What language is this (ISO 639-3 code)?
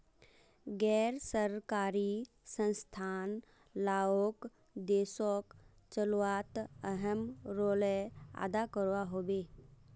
mag